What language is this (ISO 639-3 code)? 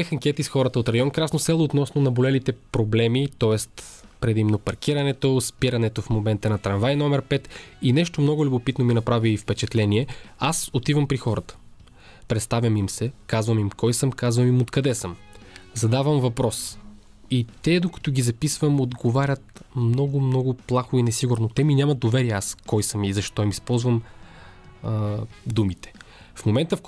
bul